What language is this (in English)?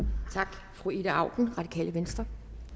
Danish